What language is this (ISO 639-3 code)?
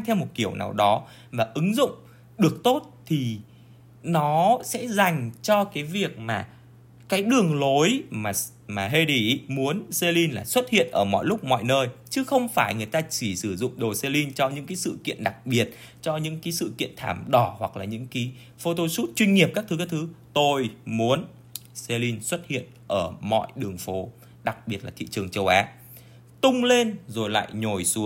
vie